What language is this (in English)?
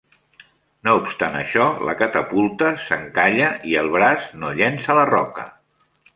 Catalan